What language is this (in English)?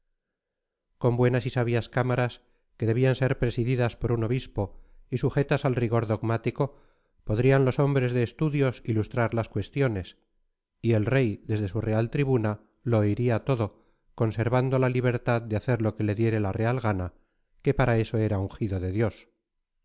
Spanish